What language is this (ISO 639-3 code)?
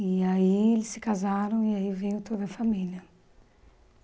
por